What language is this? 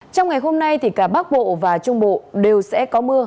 Vietnamese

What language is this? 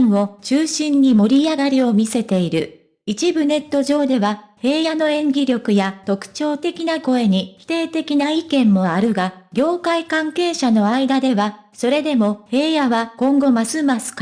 Japanese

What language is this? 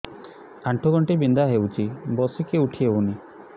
Odia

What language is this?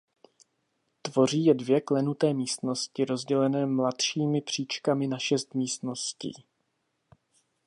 Czech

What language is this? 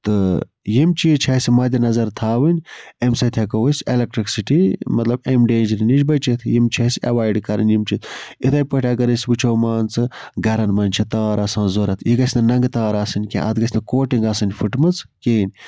Kashmiri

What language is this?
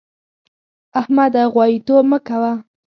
Pashto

